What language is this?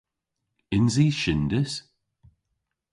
Cornish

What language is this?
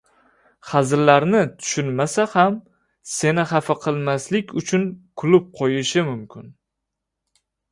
Uzbek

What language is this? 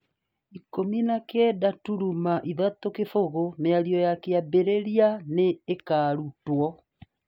Kikuyu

